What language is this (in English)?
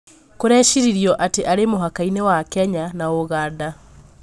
Kikuyu